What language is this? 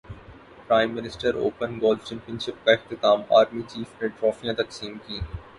Urdu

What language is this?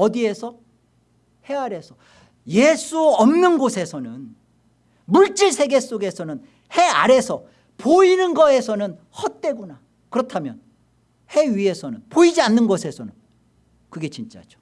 Korean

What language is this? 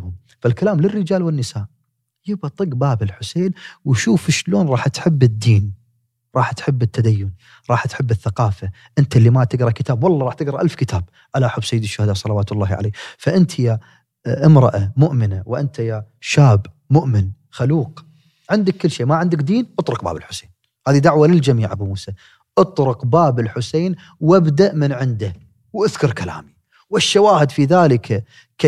Arabic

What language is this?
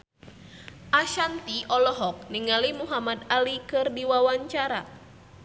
Sundanese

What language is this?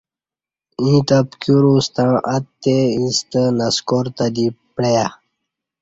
Kati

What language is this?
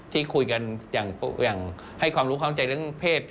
Thai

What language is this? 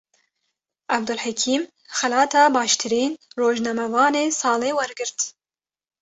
Kurdish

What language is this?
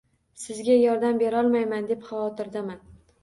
Uzbek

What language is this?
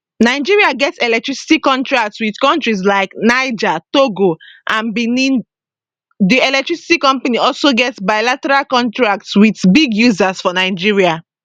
Nigerian Pidgin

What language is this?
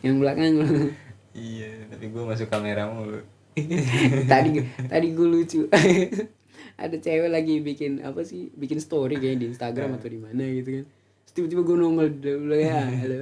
Indonesian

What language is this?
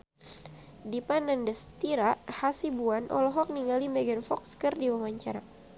Sundanese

